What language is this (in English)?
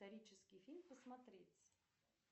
Russian